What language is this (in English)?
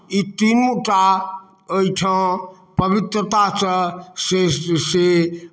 Maithili